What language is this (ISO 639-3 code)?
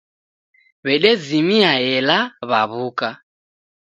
dav